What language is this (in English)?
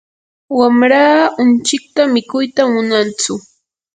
Yanahuanca Pasco Quechua